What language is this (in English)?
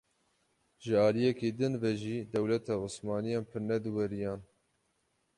Kurdish